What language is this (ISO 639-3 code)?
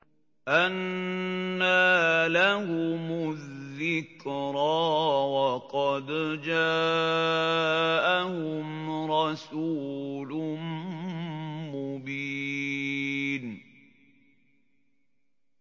ara